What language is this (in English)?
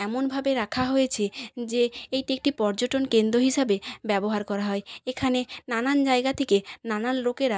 Bangla